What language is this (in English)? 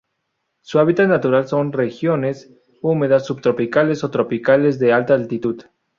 Spanish